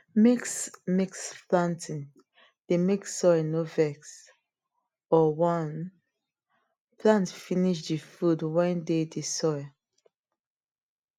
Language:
Nigerian Pidgin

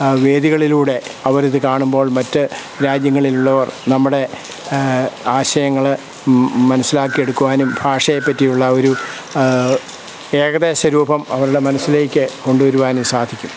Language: Malayalam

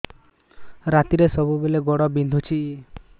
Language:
Odia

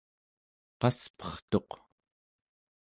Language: Central Yupik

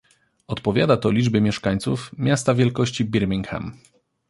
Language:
Polish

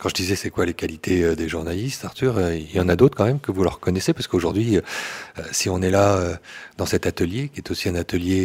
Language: French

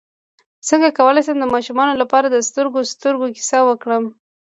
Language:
Pashto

